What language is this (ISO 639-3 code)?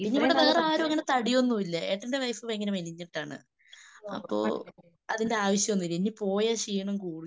mal